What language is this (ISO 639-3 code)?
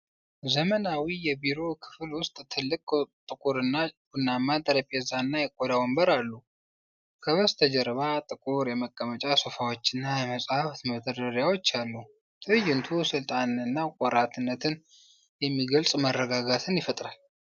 amh